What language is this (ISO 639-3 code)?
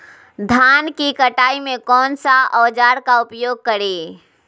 mag